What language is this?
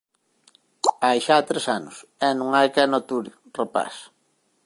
Galician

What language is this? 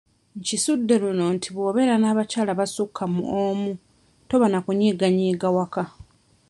Ganda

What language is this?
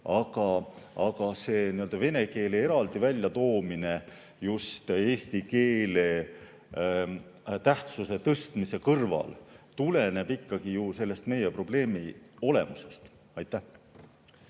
Estonian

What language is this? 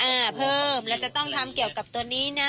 Thai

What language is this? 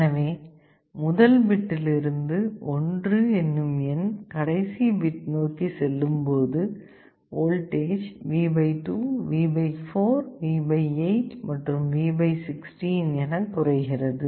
Tamil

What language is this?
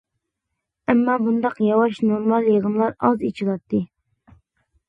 Uyghur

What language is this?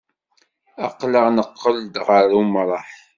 Kabyle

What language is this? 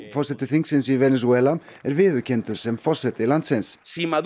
Icelandic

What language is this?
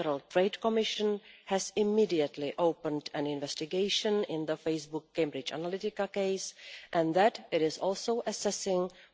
English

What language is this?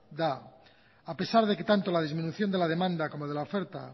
Spanish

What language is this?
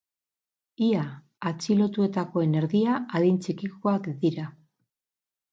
Basque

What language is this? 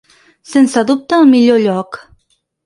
Catalan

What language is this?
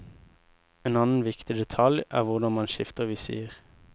Norwegian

